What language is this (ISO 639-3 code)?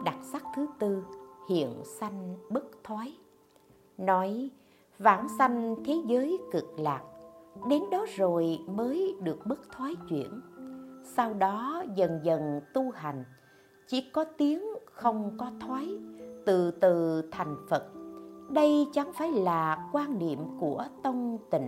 vie